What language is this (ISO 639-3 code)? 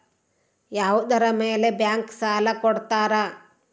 kan